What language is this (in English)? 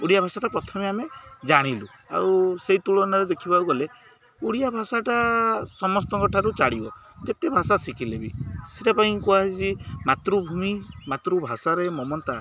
Odia